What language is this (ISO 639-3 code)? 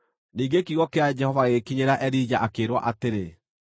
kik